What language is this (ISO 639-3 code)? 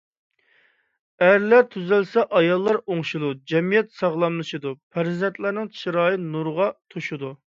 uig